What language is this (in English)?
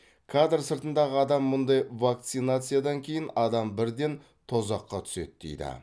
Kazakh